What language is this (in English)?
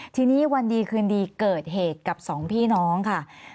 Thai